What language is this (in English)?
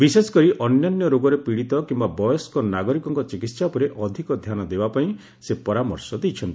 Odia